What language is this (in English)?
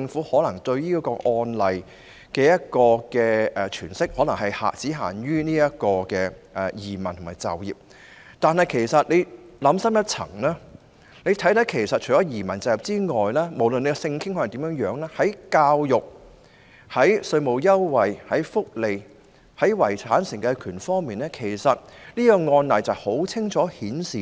Cantonese